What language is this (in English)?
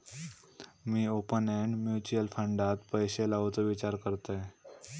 Marathi